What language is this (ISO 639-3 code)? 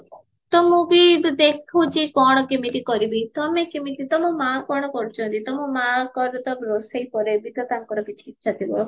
ori